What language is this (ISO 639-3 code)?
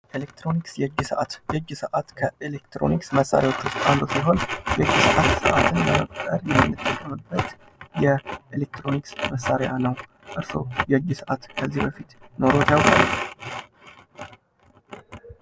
amh